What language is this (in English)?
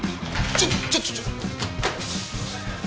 Japanese